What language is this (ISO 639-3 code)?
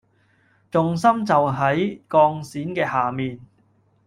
yue